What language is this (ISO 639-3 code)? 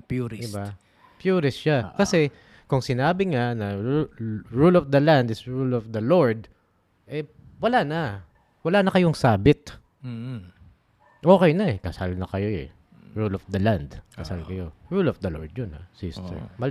fil